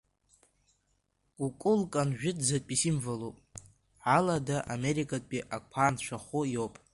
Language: Abkhazian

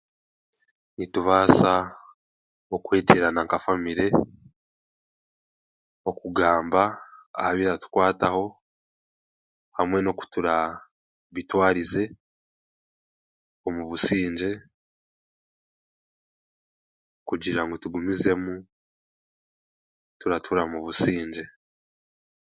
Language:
Chiga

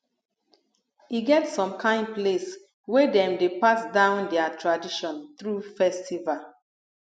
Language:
Nigerian Pidgin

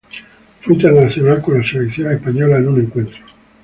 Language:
Spanish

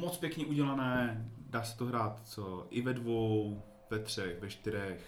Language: Czech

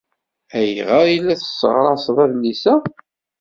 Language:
Kabyle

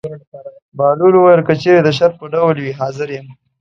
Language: Pashto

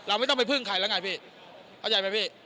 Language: Thai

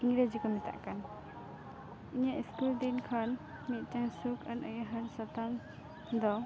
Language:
Santali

